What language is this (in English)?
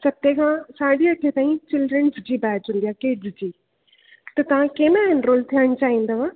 Sindhi